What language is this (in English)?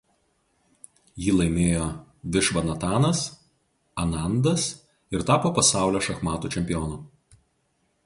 Lithuanian